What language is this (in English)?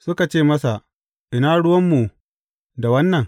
Hausa